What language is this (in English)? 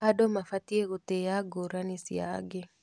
Kikuyu